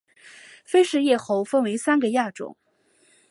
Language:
Chinese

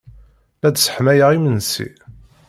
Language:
Kabyle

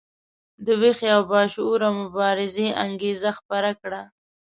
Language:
Pashto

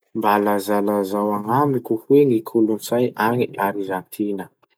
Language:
Masikoro Malagasy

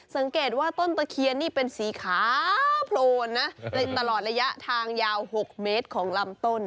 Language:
Thai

